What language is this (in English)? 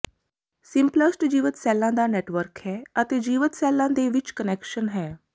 Punjabi